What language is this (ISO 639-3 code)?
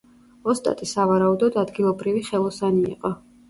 kat